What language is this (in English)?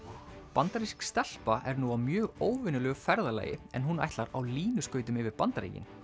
Icelandic